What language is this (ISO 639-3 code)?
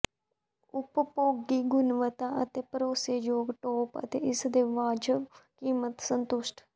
pan